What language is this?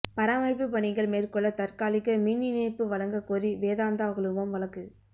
Tamil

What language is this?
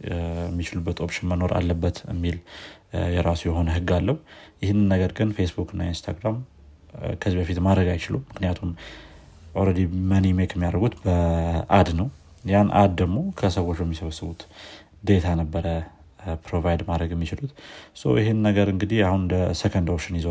Amharic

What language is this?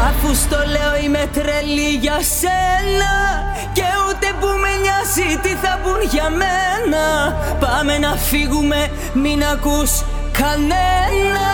Greek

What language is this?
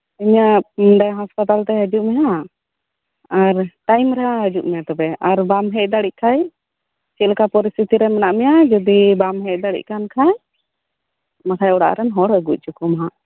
Santali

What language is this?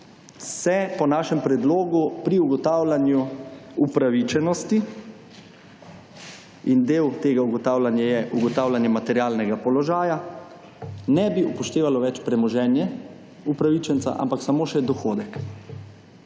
Slovenian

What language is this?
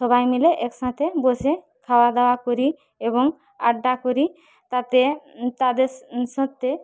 Bangla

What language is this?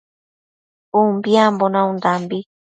Matsés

